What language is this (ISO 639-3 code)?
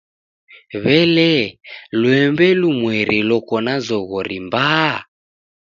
dav